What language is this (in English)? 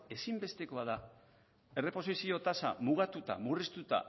Basque